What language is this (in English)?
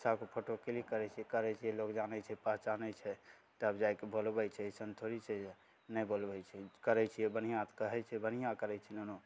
Maithili